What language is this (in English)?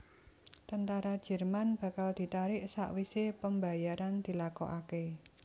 Javanese